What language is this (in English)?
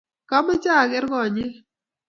Kalenjin